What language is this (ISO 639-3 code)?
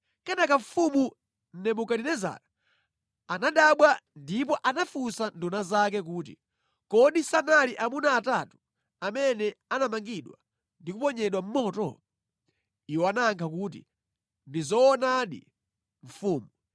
nya